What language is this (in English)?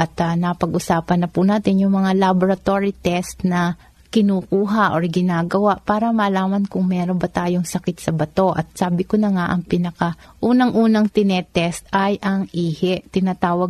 Filipino